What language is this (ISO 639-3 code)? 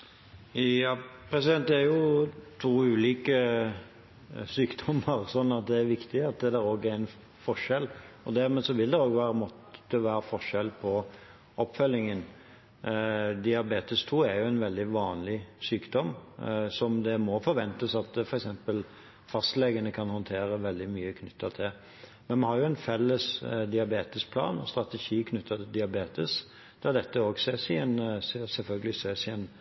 nob